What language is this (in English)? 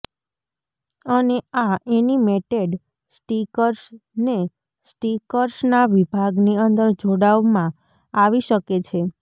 Gujarati